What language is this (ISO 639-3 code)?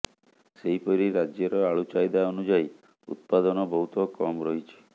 ori